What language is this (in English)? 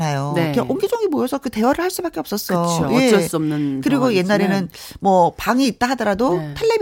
Korean